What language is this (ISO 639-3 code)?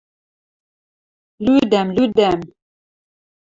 mrj